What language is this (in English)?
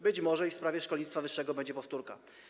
Polish